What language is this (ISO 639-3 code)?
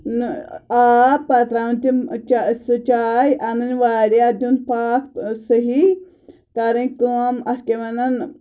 kas